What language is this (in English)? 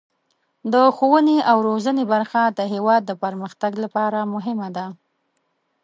Pashto